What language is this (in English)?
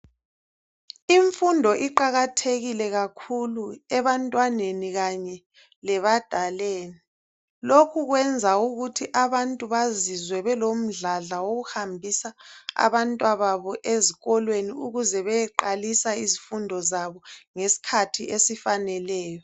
North Ndebele